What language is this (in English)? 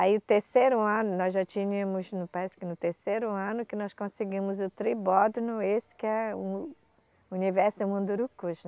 Portuguese